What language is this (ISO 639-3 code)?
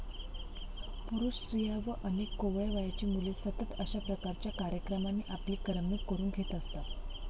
mar